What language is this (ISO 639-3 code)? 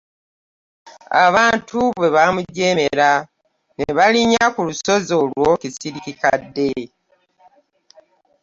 lug